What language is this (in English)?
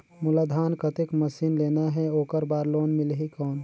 Chhattisgarhi